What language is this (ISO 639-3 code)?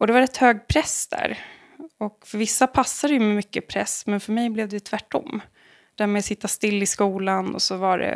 swe